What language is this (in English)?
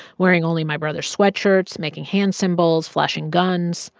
English